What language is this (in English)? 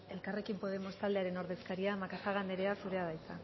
Basque